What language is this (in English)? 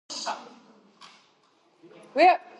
Georgian